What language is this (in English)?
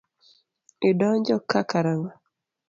Luo (Kenya and Tanzania)